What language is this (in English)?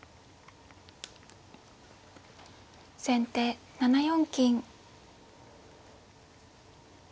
Japanese